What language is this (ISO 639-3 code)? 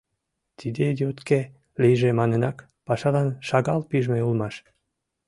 chm